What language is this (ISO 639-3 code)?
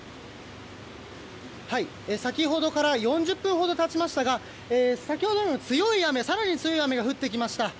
jpn